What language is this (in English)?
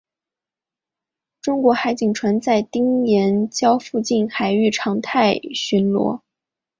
Chinese